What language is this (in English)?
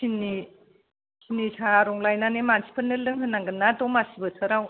Bodo